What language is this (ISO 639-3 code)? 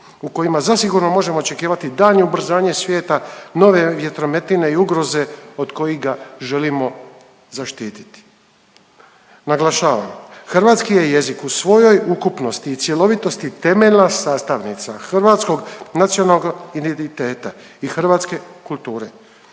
hrv